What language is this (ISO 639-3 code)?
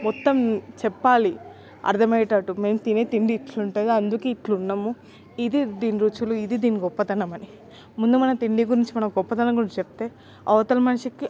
tel